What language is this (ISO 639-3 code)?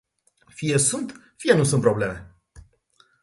ron